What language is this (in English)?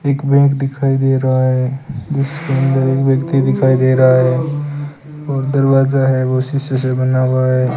Hindi